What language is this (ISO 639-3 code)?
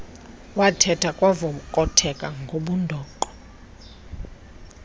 xho